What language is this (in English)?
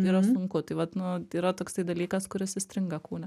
Lithuanian